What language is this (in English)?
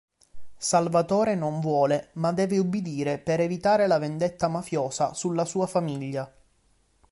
Italian